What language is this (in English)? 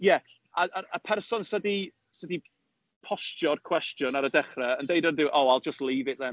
Welsh